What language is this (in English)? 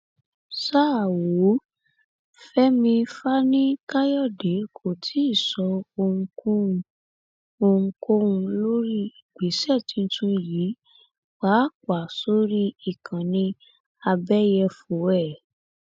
Yoruba